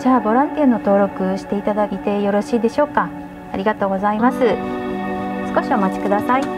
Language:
Japanese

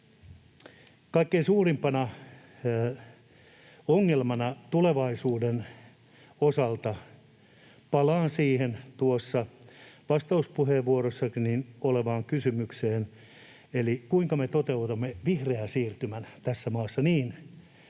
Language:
Finnish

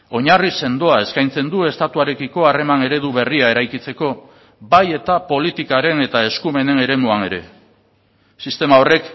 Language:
Basque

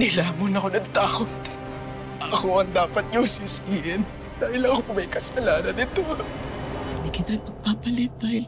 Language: Filipino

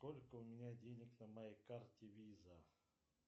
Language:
Russian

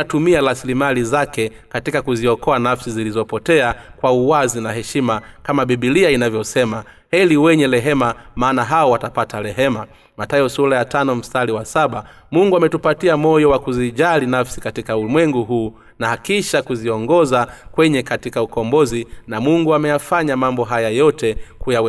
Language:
Swahili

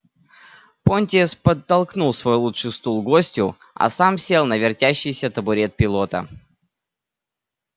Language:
Russian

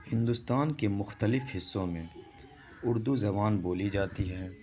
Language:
Urdu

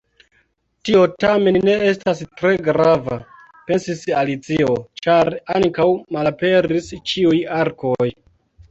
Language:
Esperanto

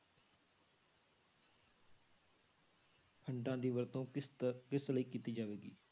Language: Punjabi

